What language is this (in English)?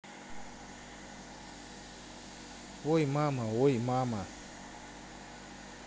Russian